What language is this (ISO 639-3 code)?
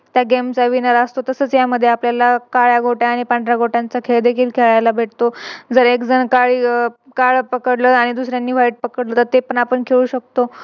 mar